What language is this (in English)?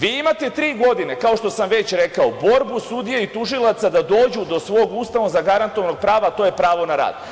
Serbian